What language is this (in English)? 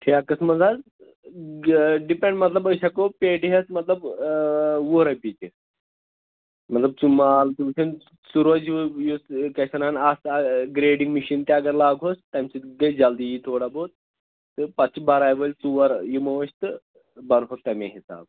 Kashmiri